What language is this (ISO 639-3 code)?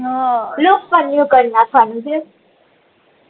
guj